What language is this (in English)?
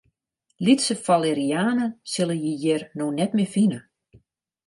Western Frisian